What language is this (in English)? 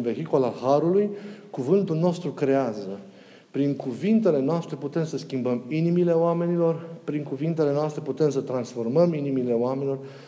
Romanian